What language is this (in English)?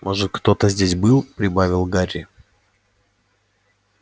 Russian